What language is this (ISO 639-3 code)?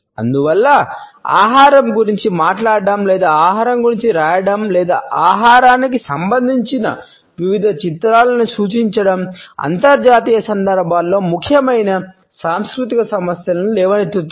tel